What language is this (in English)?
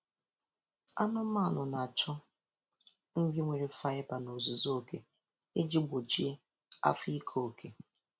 Igbo